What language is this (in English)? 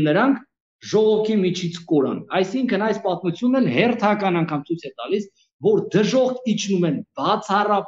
Romanian